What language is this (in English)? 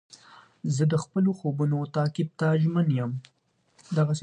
Pashto